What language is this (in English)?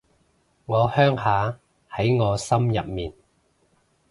Cantonese